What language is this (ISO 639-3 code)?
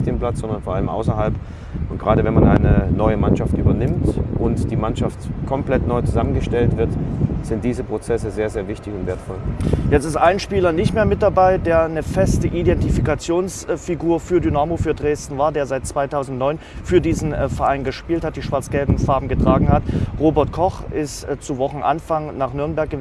deu